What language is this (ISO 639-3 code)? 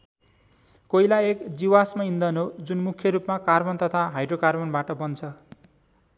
nep